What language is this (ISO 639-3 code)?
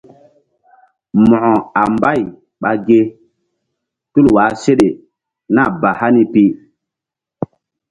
mdd